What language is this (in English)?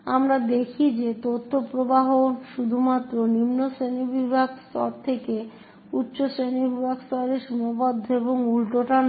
Bangla